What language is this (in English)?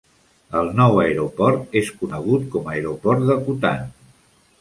Catalan